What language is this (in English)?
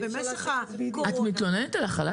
Hebrew